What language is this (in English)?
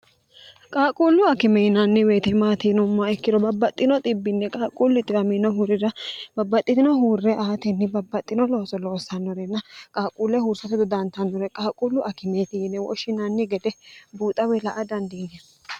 Sidamo